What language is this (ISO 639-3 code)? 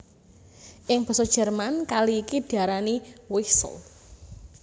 jav